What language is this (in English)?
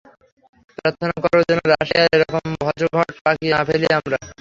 Bangla